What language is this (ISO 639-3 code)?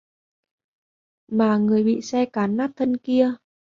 vie